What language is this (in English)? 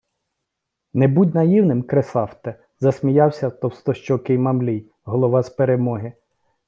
Ukrainian